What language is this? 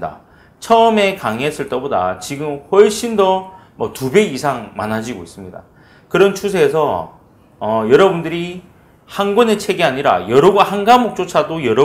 Korean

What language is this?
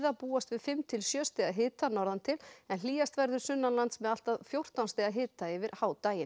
Icelandic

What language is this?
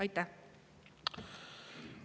Estonian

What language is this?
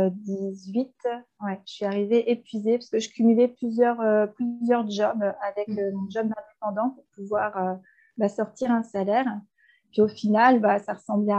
French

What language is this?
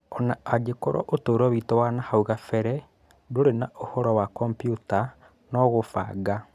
Kikuyu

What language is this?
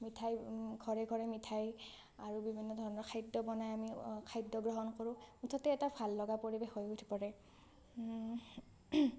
Assamese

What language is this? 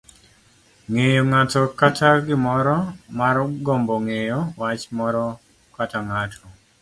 Luo (Kenya and Tanzania)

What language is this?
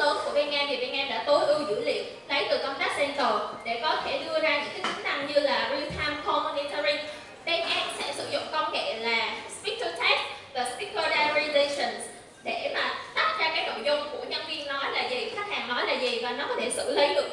Vietnamese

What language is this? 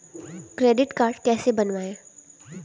Hindi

